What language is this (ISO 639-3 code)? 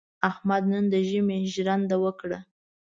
pus